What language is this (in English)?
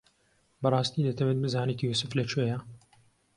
Central Kurdish